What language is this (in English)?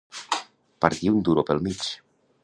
Catalan